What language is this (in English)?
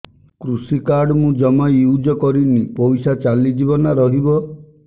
Odia